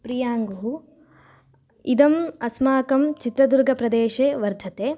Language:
Sanskrit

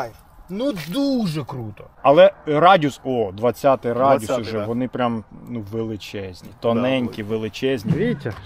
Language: Ukrainian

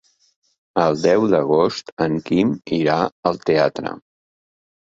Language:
Catalan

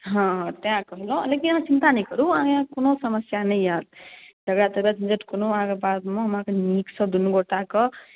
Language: Maithili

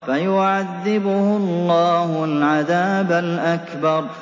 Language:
Arabic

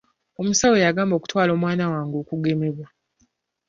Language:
Ganda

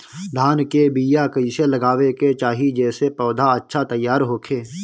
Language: Bhojpuri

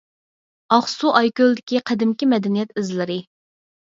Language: Uyghur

